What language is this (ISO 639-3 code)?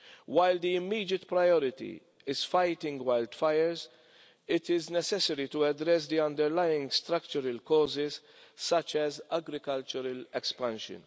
eng